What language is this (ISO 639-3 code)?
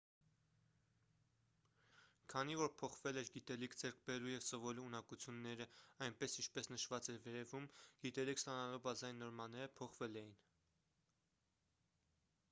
hye